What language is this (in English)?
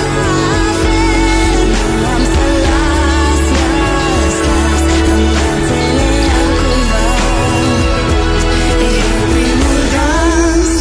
Romanian